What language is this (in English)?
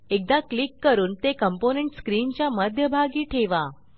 Marathi